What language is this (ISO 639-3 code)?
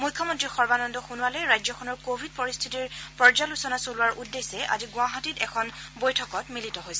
asm